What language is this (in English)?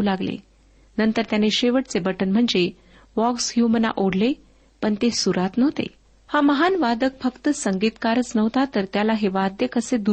Marathi